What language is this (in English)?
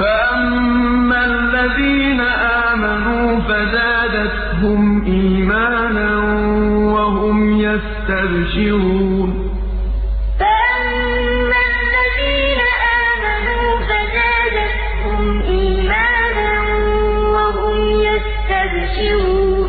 Arabic